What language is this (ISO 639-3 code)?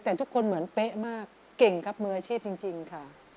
tha